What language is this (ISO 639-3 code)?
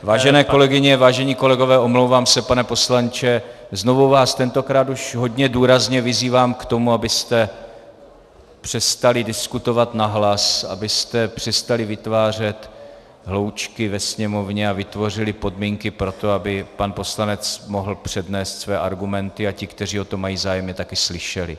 ces